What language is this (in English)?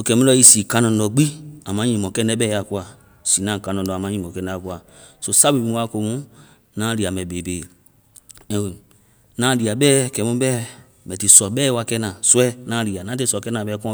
Vai